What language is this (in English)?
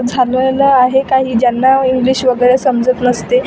Marathi